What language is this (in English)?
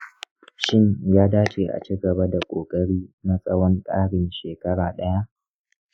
Hausa